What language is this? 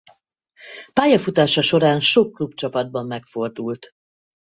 Hungarian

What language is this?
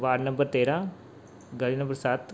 Punjabi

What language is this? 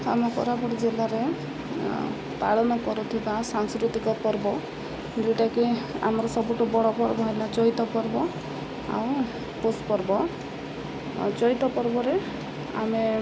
Odia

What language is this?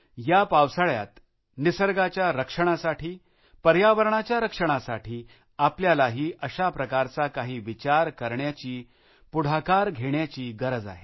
Marathi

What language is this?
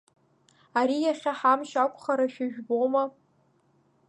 Abkhazian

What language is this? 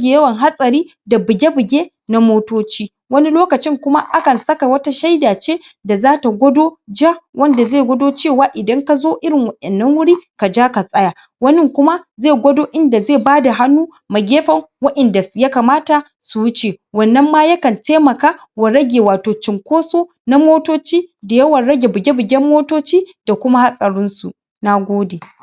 Hausa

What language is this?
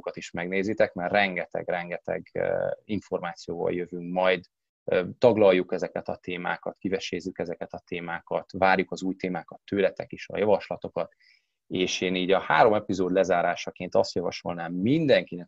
Hungarian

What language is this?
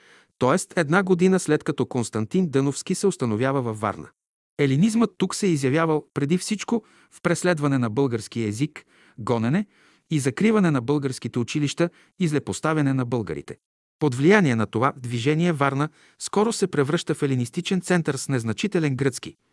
Bulgarian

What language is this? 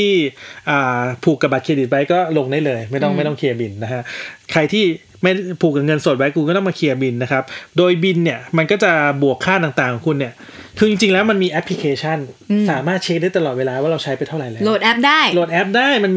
Thai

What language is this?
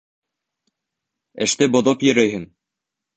Bashkir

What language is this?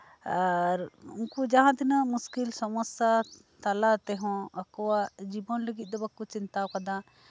Santali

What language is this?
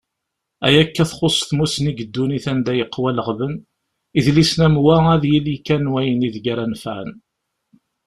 Kabyle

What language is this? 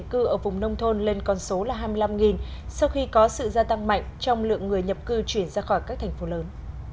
Vietnamese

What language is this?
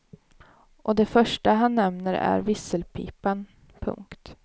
Swedish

